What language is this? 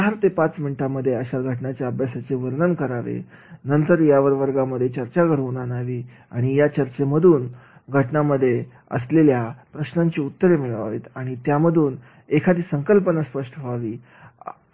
Marathi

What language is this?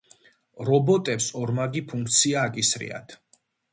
Georgian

